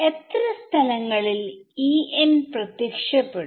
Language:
Malayalam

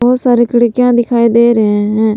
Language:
Hindi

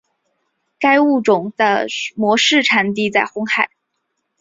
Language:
Chinese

